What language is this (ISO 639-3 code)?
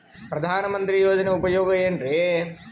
kan